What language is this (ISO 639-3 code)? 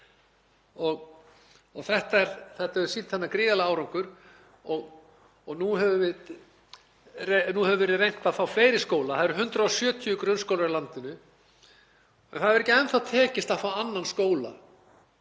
isl